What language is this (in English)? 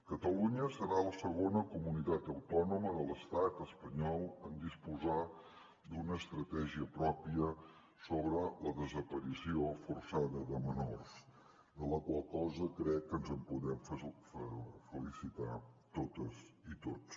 Catalan